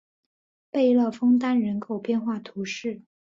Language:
Chinese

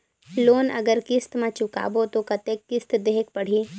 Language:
Chhattisgarhi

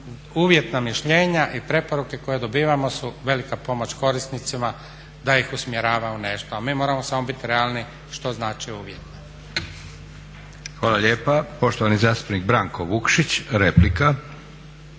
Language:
Croatian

